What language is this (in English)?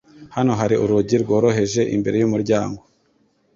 Kinyarwanda